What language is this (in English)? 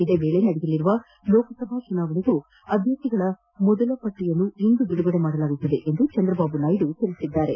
Kannada